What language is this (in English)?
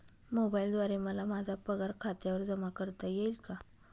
Marathi